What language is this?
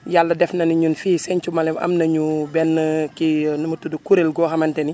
Wolof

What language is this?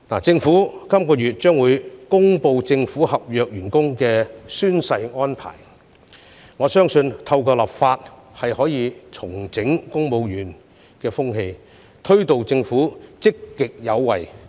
Cantonese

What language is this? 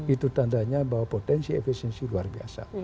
Indonesian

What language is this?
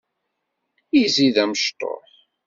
Kabyle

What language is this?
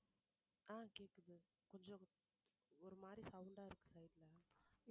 Tamil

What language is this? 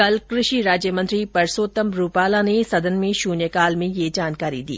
Hindi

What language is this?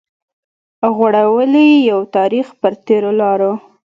Pashto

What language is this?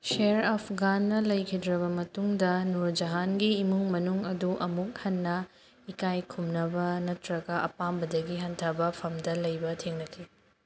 Manipuri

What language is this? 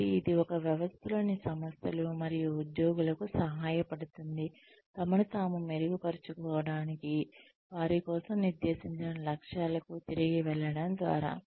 Telugu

